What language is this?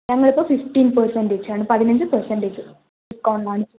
Malayalam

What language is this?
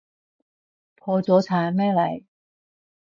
Cantonese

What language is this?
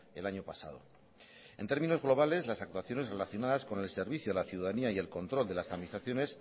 Spanish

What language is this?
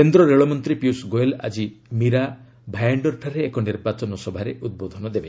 Odia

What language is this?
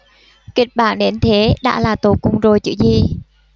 Vietnamese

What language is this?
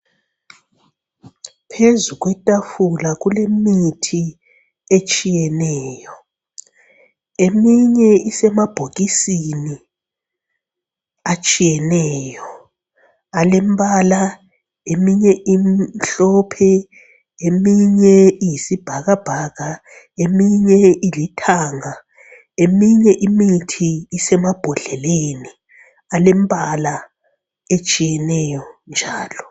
North Ndebele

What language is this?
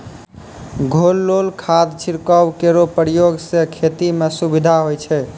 Maithili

